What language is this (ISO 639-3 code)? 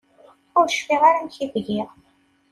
kab